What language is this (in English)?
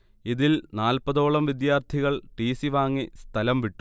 Malayalam